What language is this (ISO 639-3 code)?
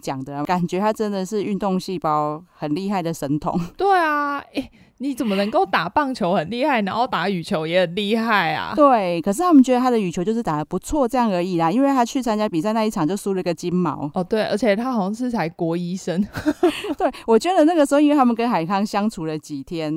zho